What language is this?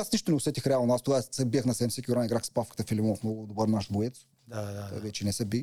Bulgarian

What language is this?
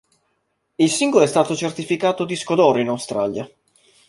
Italian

